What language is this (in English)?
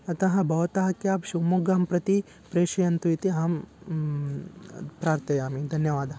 Sanskrit